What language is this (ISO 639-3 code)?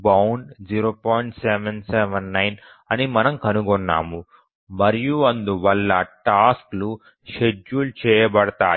tel